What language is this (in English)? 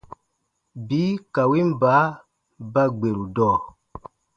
Baatonum